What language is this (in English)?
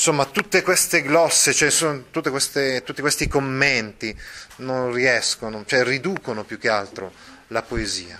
Italian